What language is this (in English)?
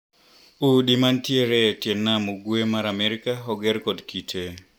Luo (Kenya and Tanzania)